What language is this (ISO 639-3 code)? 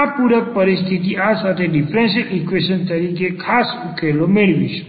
guj